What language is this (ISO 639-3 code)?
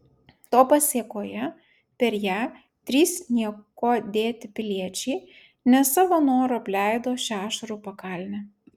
lit